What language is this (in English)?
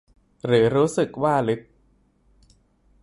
Thai